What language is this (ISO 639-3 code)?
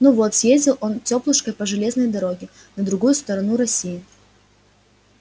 rus